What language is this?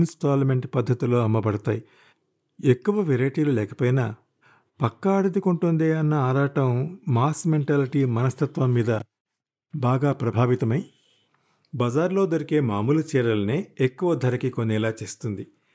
Telugu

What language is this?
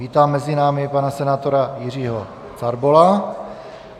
Czech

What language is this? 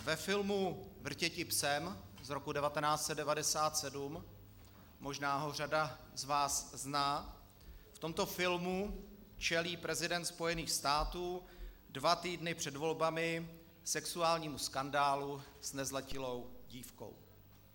Czech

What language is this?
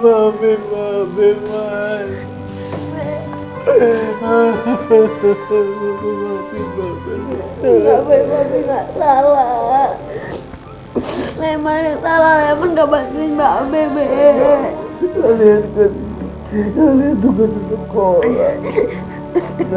Indonesian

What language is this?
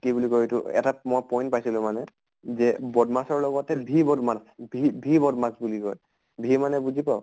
Assamese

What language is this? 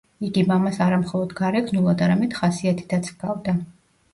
Georgian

